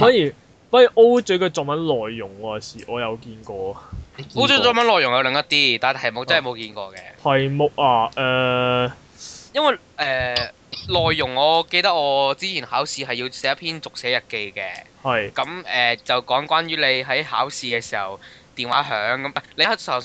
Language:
Chinese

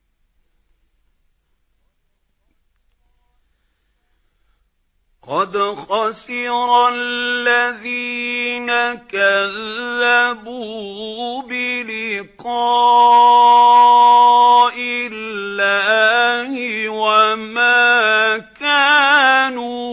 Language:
Arabic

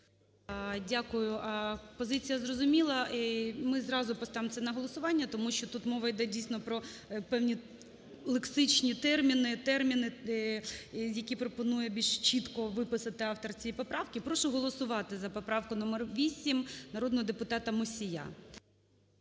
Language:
Ukrainian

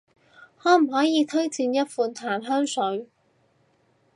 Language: Cantonese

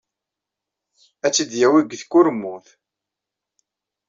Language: Kabyle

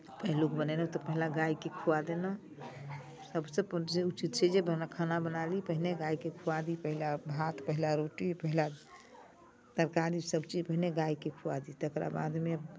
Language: Maithili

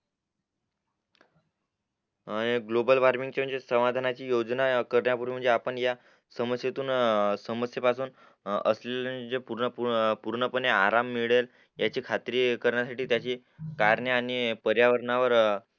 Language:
Marathi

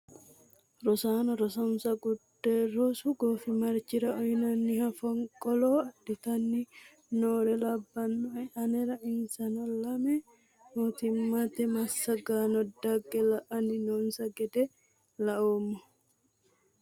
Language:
Sidamo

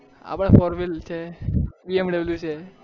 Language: Gujarati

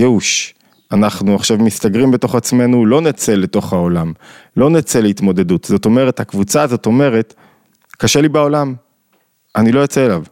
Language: Hebrew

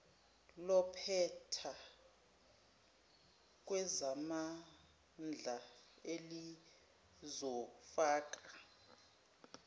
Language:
Zulu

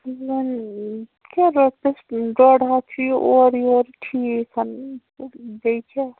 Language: Kashmiri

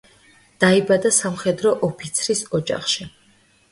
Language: Georgian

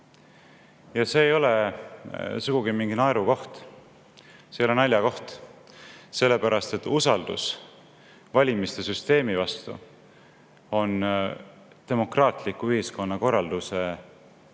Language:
Estonian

